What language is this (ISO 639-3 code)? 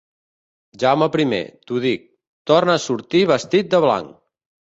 cat